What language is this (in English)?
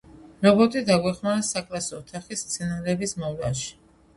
Georgian